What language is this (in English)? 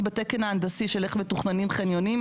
Hebrew